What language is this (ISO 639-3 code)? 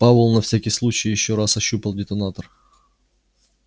rus